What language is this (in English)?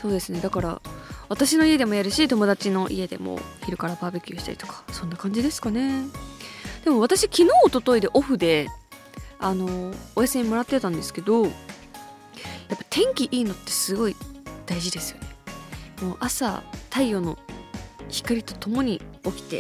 Japanese